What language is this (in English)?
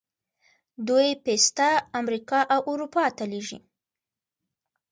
Pashto